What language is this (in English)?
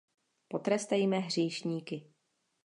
Czech